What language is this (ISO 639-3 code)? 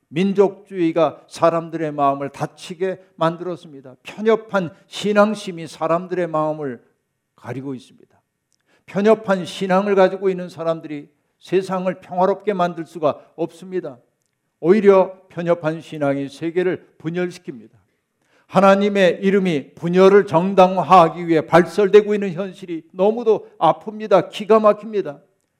kor